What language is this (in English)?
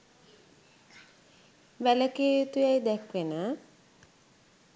Sinhala